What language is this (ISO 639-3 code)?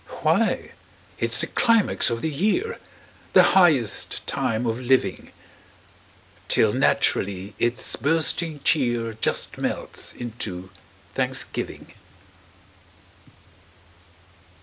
eng